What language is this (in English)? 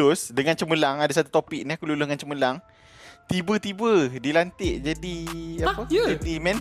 Malay